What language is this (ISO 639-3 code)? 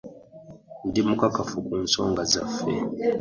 lug